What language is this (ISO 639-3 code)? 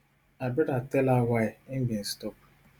pcm